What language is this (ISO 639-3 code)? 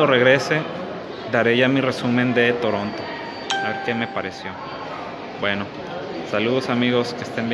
spa